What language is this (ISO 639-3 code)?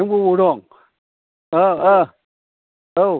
brx